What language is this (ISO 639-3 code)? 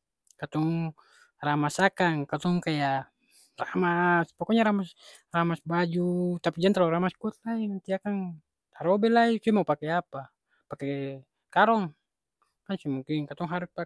abs